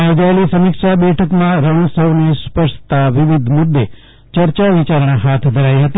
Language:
Gujarati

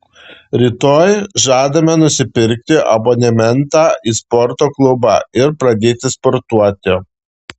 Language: Lithuanian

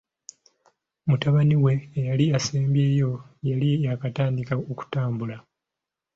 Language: Ganda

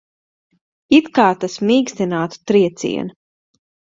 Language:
Latvian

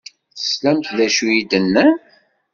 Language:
Kabyle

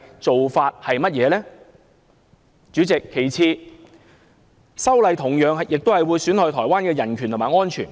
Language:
Cantonese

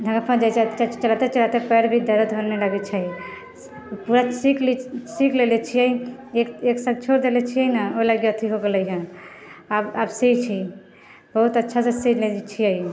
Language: Maithili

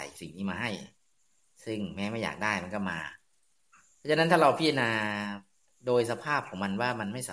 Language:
Thai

